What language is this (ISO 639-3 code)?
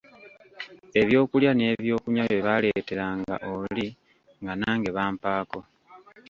lug